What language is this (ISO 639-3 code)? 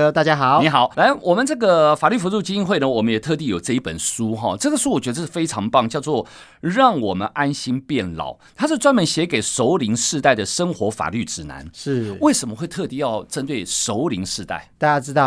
zho